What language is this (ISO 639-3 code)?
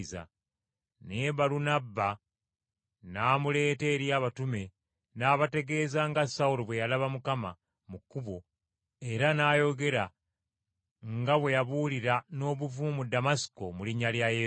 lug